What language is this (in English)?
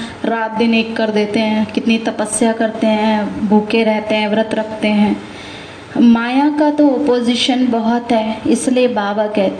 Hindi